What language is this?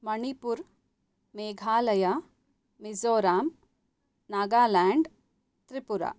Sanskrit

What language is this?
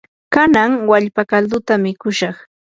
Yanahuanca Pasco Quechua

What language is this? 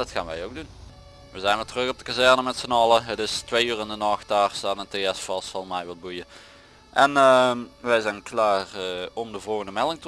Dutch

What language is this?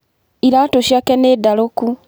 Kikuyu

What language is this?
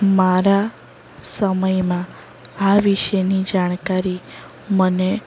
Gujarati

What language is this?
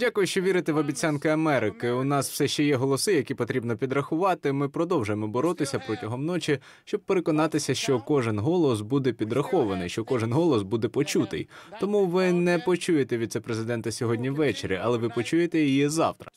Ukrainian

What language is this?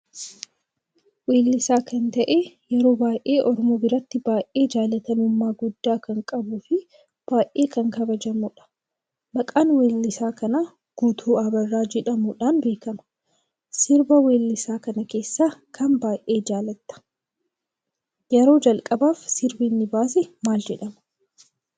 Oromo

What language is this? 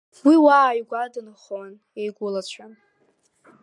Abkhazian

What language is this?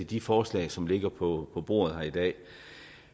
Danish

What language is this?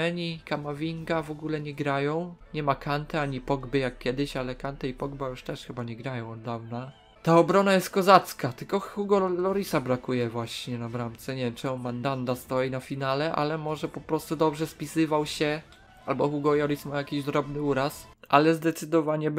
Polish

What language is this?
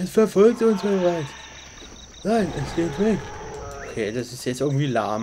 German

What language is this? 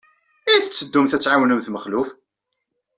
Kabyle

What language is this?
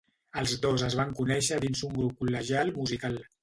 Catalan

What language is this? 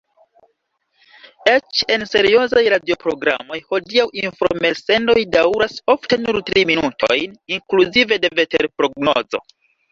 Esperanto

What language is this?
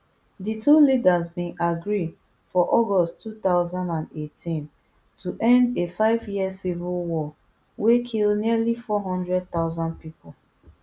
Nigerian Pidgin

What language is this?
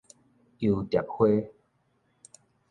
Min Nan Chinese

